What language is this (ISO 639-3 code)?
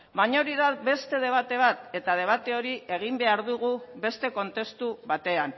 eus